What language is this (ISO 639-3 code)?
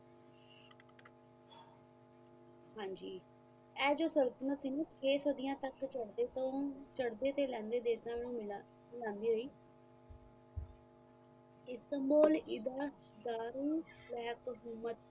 pan